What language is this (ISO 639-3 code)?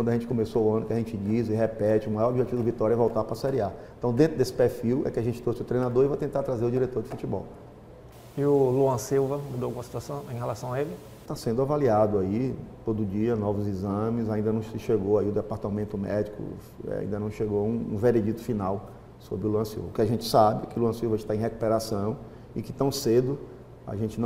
por